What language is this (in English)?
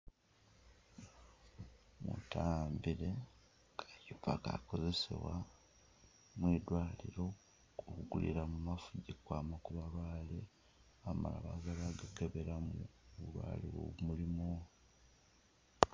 Masaaba